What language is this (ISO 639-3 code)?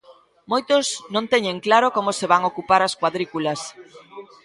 glg